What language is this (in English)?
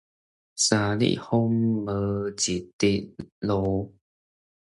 Min Nan Chinese